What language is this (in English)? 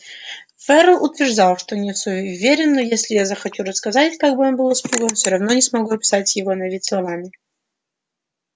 Russian